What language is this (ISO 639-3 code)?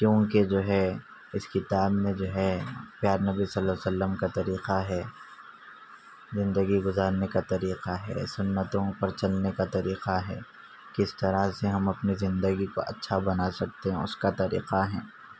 urd